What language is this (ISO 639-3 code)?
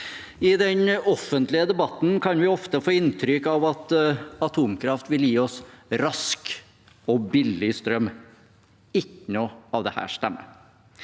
nor